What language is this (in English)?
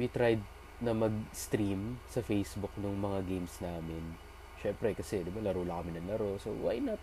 Filipino